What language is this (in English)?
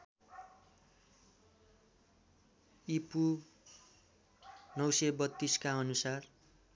Nepali